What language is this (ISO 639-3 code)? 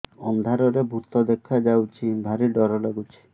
ori